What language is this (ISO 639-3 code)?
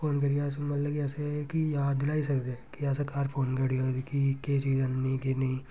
doi